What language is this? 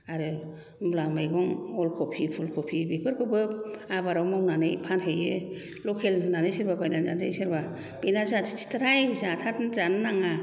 Bodo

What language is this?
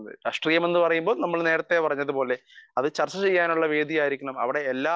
Malayalam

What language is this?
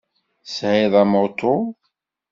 Kabyle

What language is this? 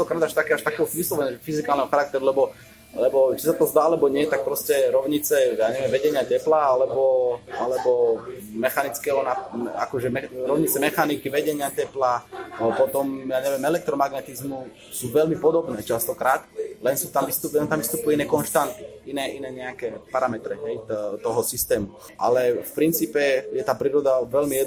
Slovak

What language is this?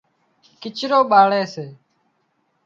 Wadiyara Koli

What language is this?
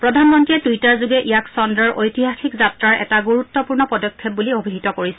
Assamese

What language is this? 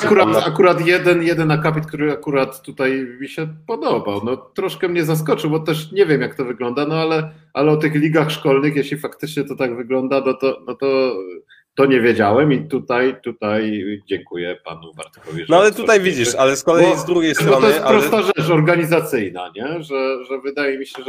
Polish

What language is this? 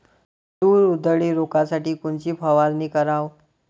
Marathi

